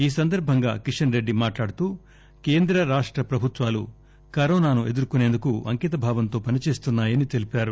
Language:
Telugu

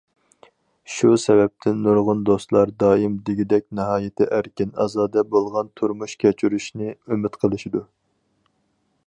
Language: Uyghur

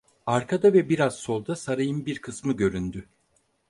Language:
Turkish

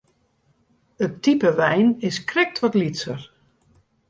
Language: Western Frisian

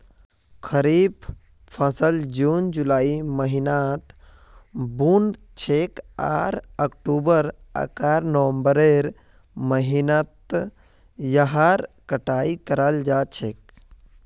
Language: Magahi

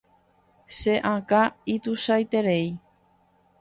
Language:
Guarani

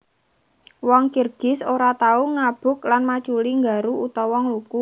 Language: Javanese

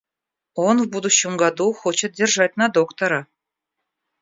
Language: Russian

